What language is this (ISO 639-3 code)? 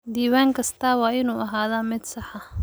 som